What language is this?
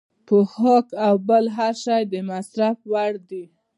Pashto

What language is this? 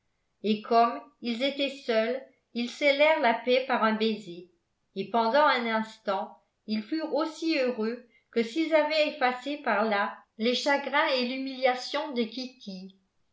French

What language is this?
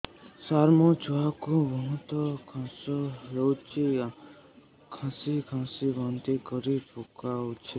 Odia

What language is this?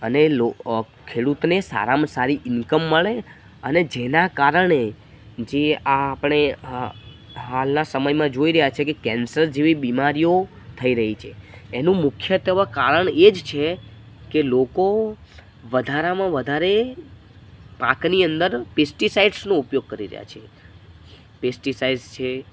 Gujarati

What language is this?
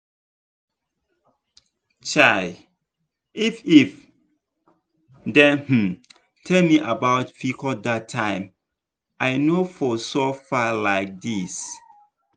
Nigerian Pidgin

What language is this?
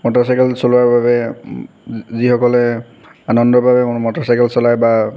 Assamese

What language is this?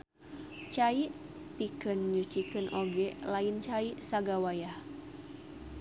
Sundanese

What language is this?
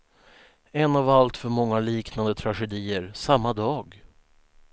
Swedish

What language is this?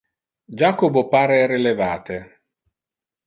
Interlingua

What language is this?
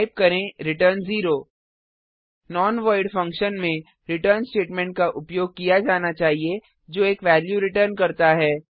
Hindi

